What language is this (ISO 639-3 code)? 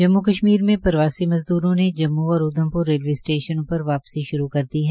hin